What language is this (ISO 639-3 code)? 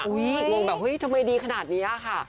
tha